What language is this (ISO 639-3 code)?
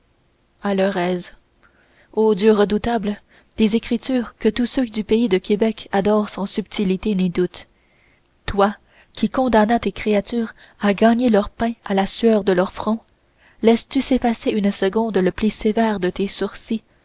fra